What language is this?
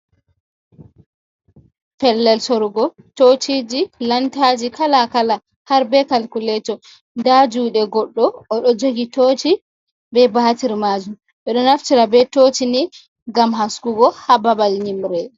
Fula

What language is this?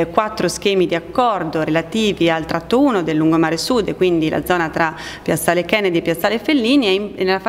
Italian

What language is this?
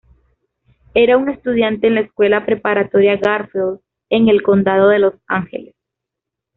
Spanish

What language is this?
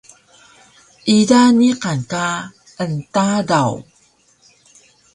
Taroko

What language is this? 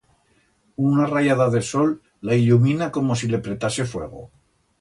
Aragonese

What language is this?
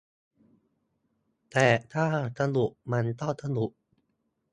Thai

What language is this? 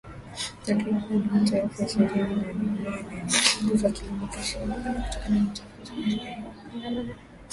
Swahili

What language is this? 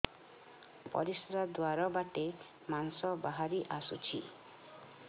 Odia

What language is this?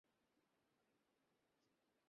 Bangla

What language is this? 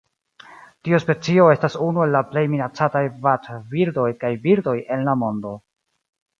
Esperanto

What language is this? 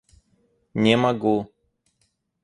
Russian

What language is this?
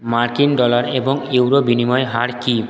Bangla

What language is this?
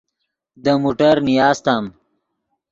Yidgha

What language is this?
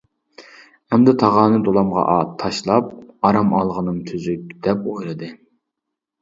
Uyghur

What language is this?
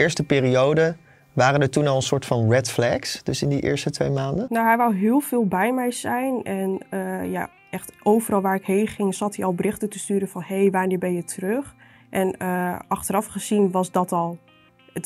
Dutch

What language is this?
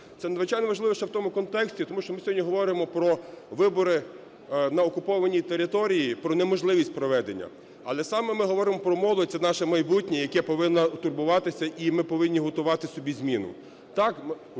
Ukrainian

